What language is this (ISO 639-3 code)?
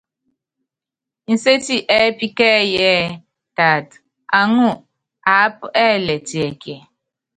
yav